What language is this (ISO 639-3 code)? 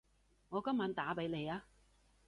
yue